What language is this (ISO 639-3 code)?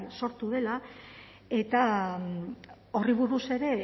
eus